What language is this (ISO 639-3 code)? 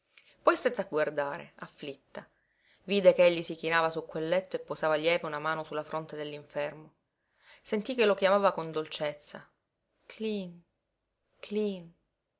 ita